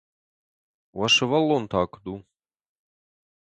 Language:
Ossetic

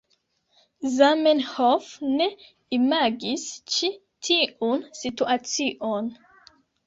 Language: Esperanto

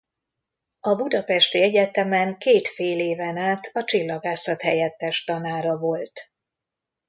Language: Hungarian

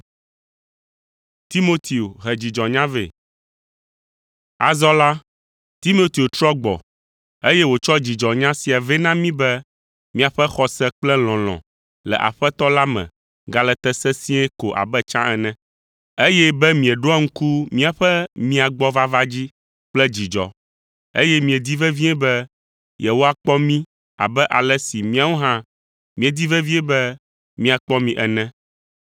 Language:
Ewe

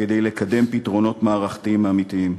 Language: Hebrew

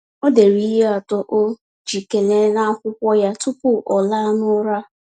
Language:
Igbo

